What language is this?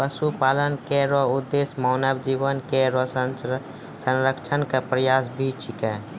Maithili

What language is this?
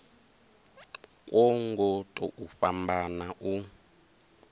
Venda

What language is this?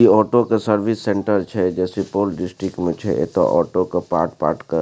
Maithili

